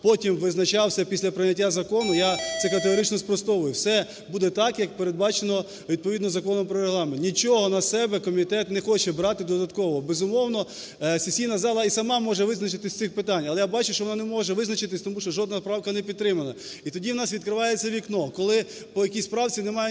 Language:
Ukrainian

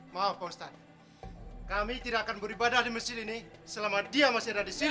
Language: Indonesian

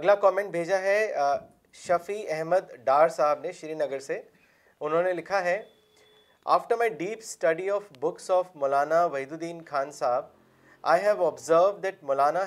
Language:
Urdu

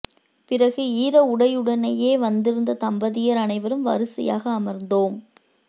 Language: Tamil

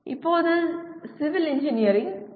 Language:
Tamil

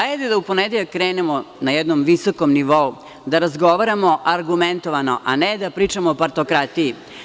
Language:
Serbian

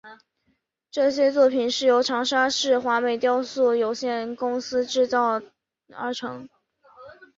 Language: Chinese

